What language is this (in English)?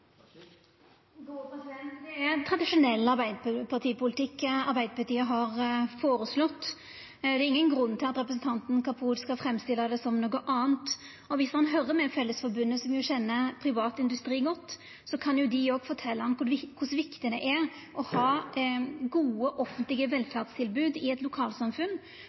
Norwegian Nynorsk